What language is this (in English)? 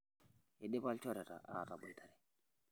Masai